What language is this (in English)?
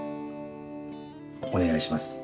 Japanese